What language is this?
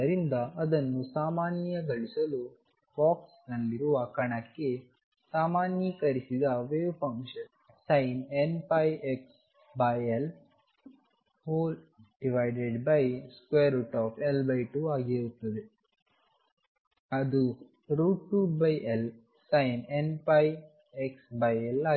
Kannada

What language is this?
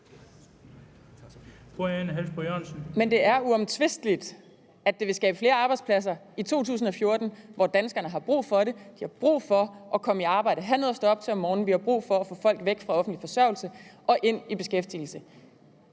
Danish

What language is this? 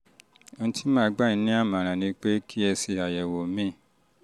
Yoruba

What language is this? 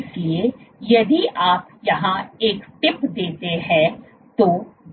Hindi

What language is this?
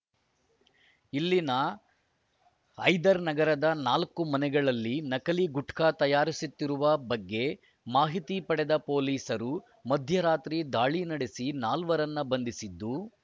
Kannada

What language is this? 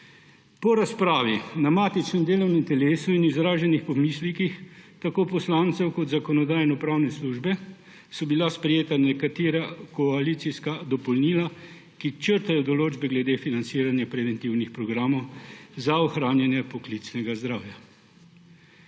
Slovenian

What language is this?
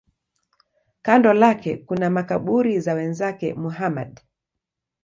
Swahili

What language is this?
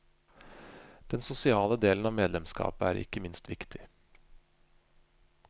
Norwegian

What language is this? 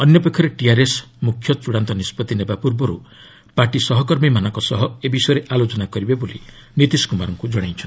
Odia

